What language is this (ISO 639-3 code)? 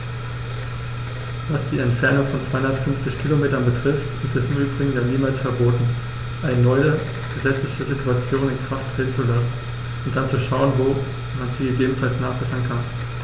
deu